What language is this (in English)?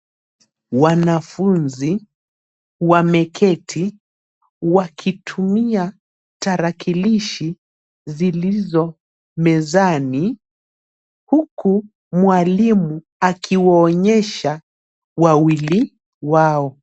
Swahili